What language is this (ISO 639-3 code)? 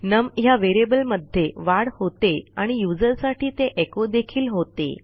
mar